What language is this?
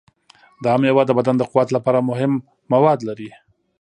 Pashto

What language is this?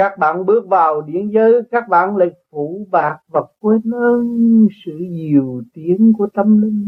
Vietnamese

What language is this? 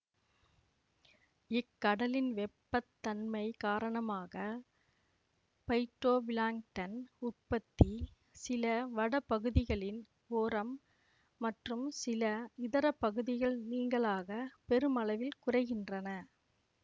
Tamil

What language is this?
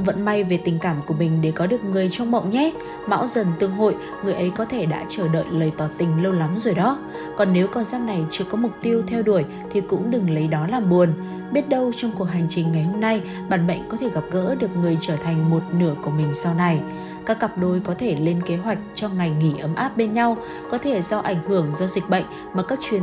Vietnamese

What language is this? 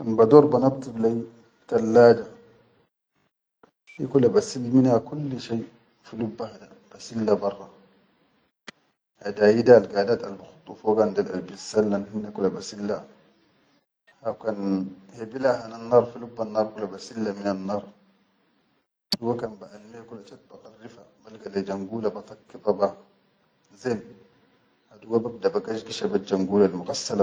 Chadian Arabic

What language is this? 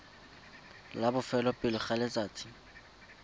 Tswana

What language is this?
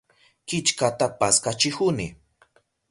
Southern Pastaza Quechua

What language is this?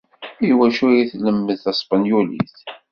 Kabyle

